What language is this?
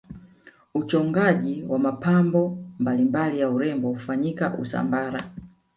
Swahili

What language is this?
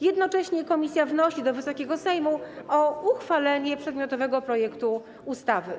Polish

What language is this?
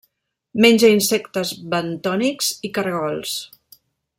Catalan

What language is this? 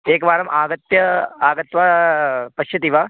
Sanskrit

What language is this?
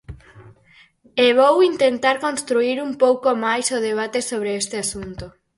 Galician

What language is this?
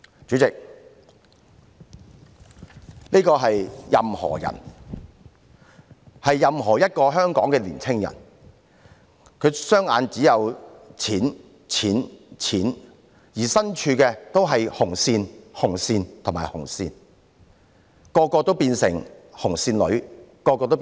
Cantonese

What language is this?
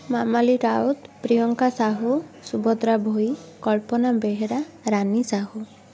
Odia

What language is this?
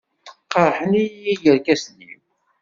Kabyle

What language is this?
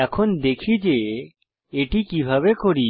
Bangla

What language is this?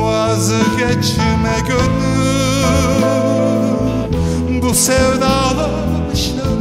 Turkish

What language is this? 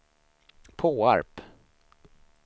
Swedish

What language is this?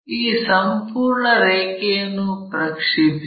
Kannada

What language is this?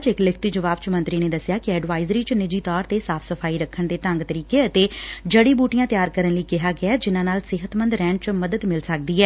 Punjabi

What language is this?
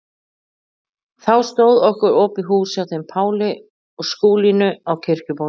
Icelandic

